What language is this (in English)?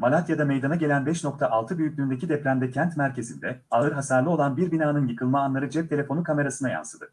Turkish